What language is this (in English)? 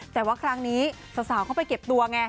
Thai